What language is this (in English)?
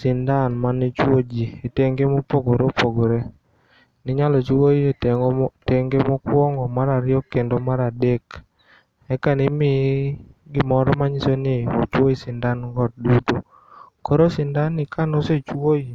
Luo (Kenya and Tanzania)